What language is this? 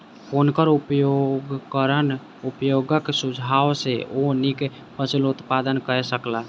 Maithili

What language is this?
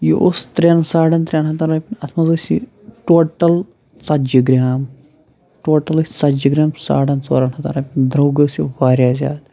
Kashmiri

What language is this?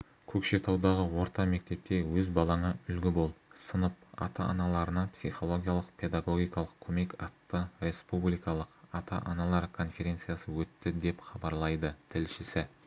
Kazakh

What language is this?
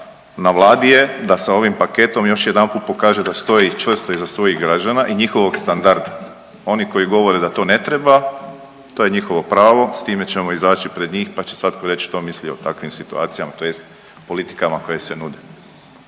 Croatian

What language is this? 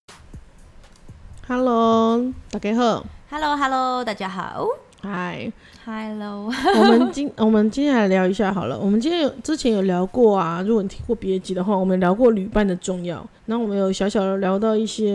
Chinese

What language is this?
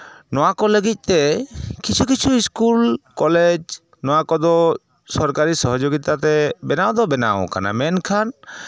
Santali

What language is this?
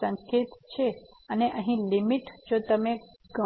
Gujarati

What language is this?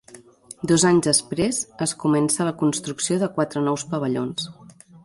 Catalan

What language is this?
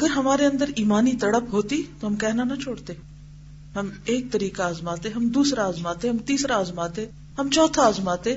Urdu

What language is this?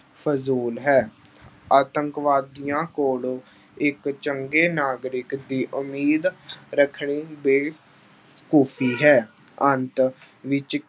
Punjabi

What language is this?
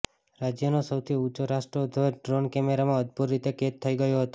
Gujarati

